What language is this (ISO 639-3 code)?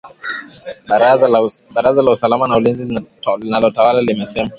swa